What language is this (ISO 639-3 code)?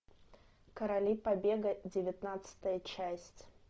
rus